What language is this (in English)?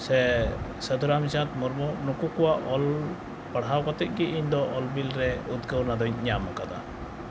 Santali